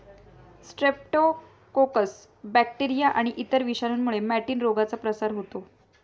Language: Marathi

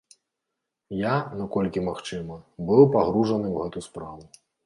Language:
Belarusian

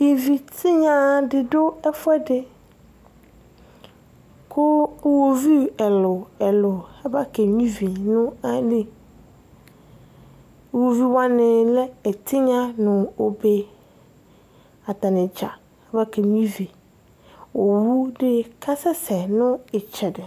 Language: Ikposo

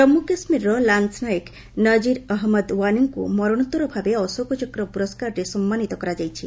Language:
Odia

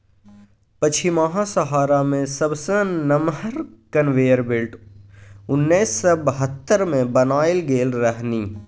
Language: Maithili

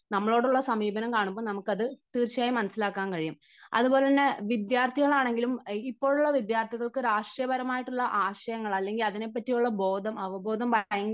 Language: Malayalam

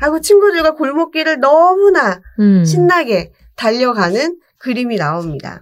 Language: Korean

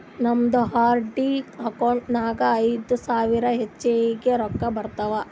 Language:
Kannada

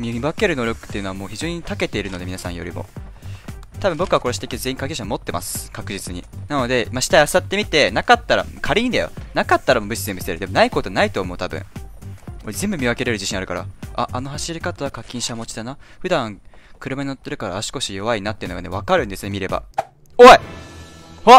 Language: Japanese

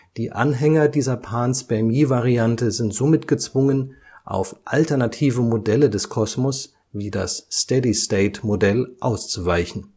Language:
German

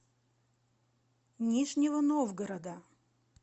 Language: Russian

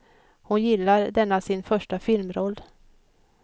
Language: Swedish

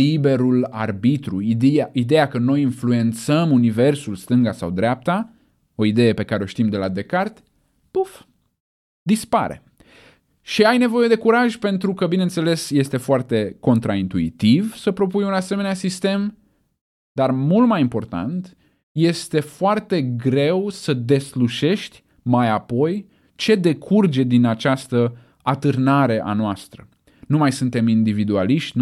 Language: Romanian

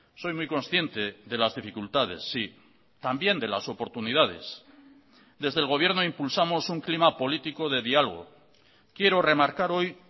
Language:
Spanish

